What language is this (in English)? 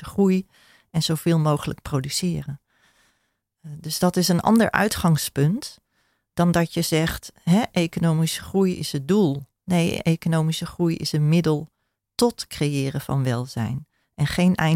Dutch